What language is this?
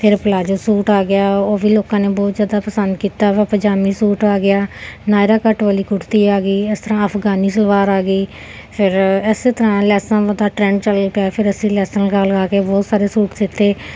Punjabi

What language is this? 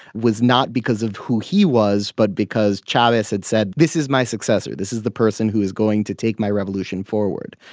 English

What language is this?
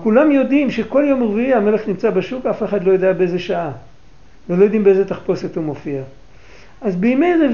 Hebrew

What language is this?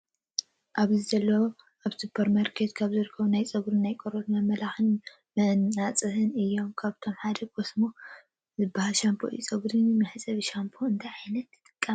Tigrinya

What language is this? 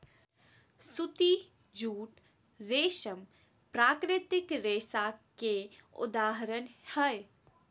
Magahi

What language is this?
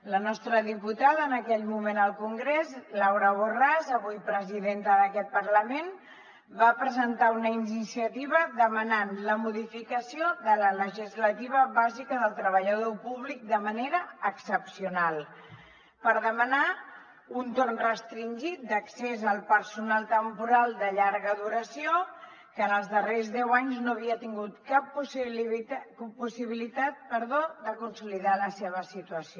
Catalan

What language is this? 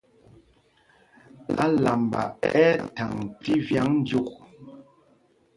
Mpumpong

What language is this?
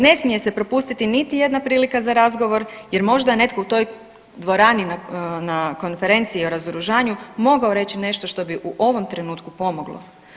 Croatian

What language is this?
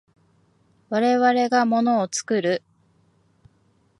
Japanese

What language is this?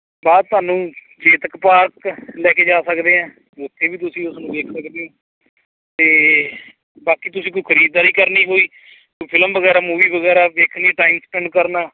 Punjabi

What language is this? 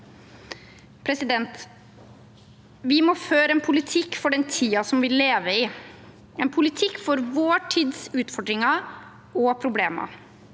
Norwegian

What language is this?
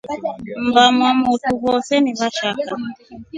Rombo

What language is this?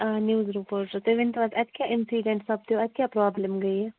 Kashmiri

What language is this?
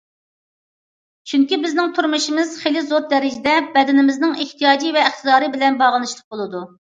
Uyghur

